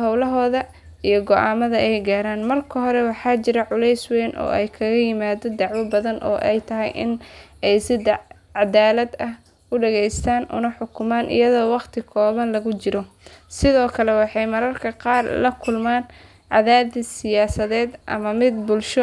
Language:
Somali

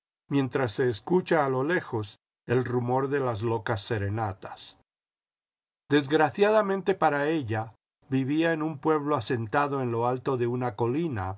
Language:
Spanish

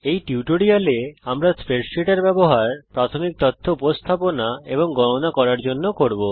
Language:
Bangla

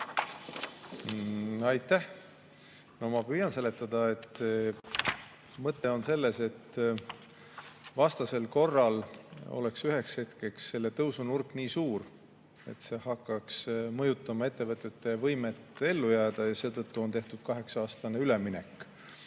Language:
Estonian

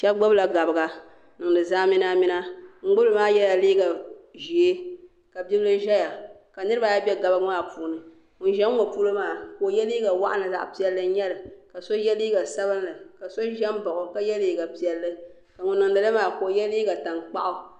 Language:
Dagbani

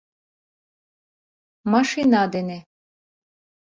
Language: Mari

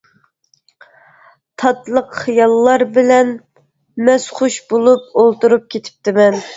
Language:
Uyghur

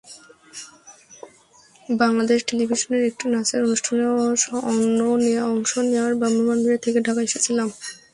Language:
Bangla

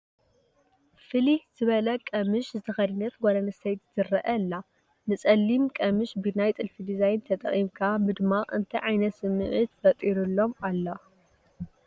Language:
Tigrinya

